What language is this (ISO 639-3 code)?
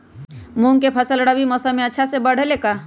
mag